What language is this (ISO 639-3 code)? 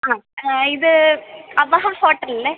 mal